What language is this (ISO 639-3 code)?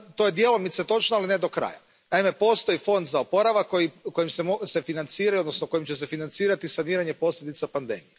hrv